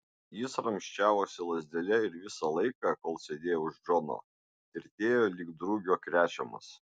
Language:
Lithuanian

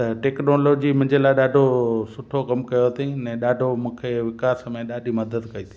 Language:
Sindhi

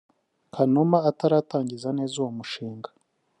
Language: Kinyarwanda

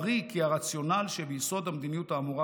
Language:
Hebrew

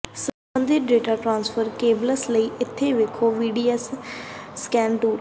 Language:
Punjabi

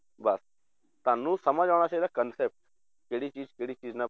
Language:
Punjabi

